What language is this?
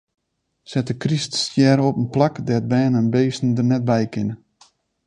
Western Frisian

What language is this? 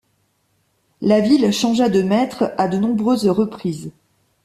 French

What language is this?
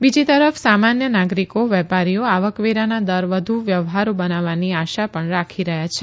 Gujarati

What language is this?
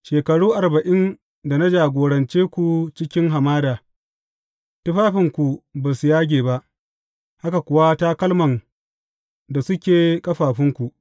Hausa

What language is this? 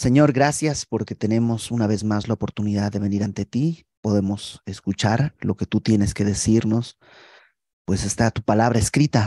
Spanish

